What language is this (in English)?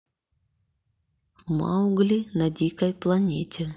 Russian